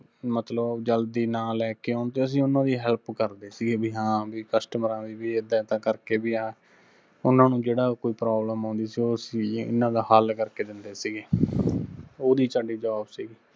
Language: Punjabi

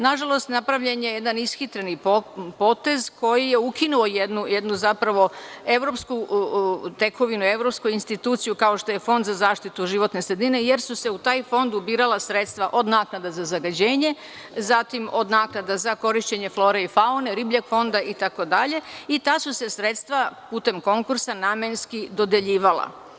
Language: Serbian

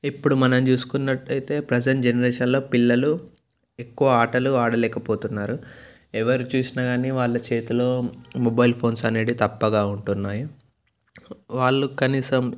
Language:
Telugu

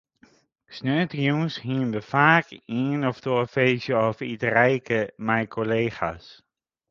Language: Western Frisian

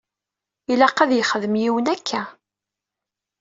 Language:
Kabyle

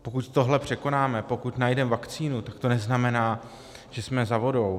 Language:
Czech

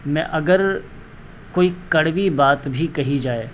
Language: Urdu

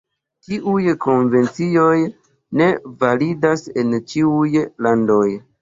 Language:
Esperanto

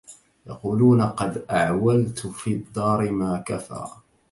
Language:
Arabic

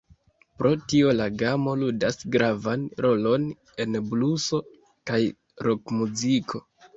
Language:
Esperanto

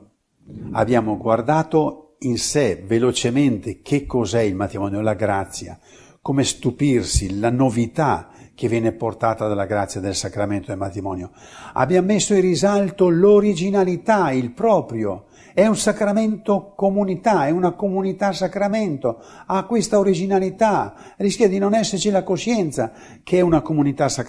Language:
Italian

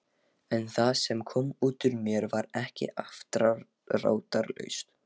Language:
Icelandic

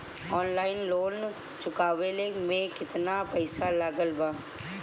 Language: Bhojpuri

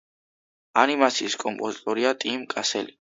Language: Georgian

